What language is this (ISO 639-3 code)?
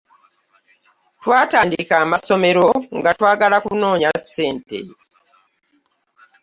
lug